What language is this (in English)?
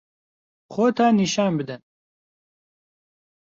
Central Kurdish